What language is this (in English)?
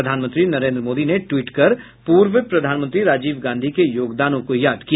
Hindi